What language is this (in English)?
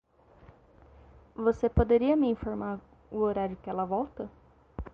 Portuguese